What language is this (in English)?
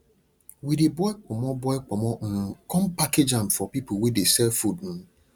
Nigerian Pidgin